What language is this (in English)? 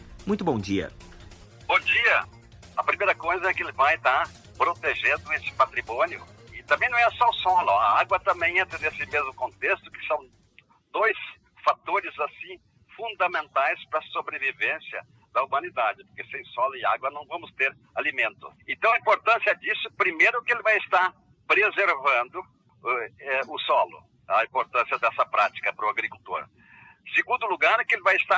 Portuguese